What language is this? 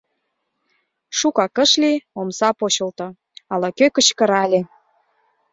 Mari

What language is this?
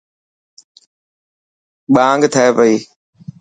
Dhatki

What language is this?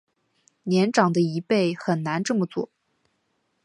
Chinese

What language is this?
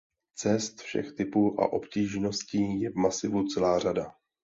Czech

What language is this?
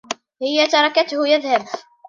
Arabic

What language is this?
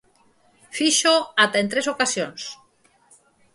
Galician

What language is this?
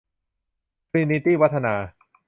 Thai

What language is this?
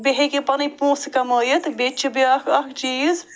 Kashmiri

